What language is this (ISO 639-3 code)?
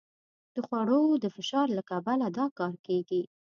pus